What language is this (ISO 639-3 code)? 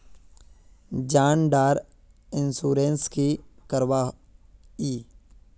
mag